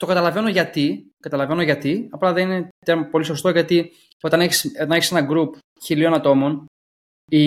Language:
Greek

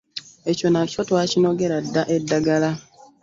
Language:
Ganda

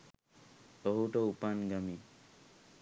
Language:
Sinhala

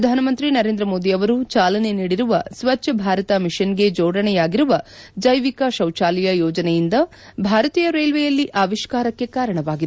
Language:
Kannada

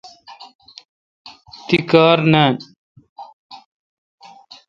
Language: Kalkoti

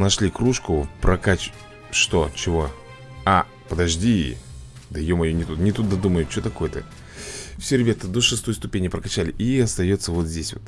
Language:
Russian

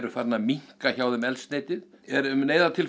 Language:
Icelandic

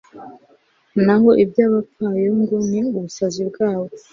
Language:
Kinyarwanda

